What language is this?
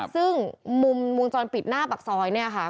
Thai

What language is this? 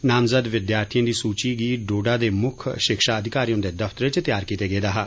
Dogri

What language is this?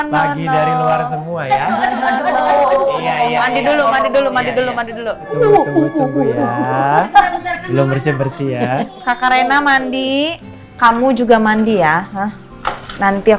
Indonesian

